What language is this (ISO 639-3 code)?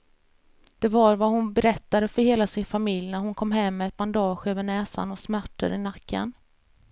swe